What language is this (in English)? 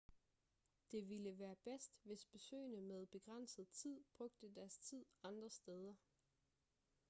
Danish